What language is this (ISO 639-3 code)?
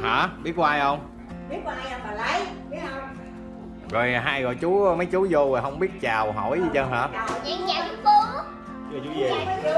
vie